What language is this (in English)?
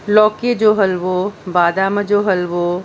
Sindhi